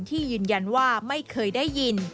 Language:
Thai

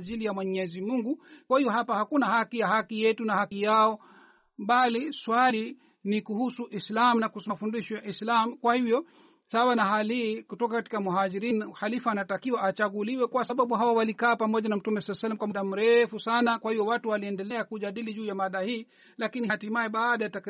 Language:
Swahili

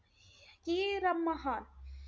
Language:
Marathi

